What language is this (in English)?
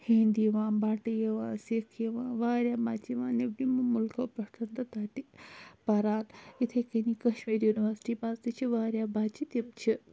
Kashmiri